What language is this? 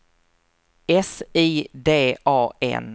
Swedish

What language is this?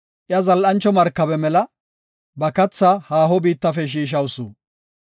Gofa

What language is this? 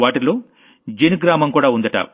Telugu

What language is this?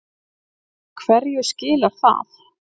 Icelandic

